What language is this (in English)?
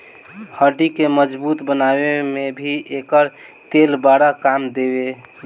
Bhojpuri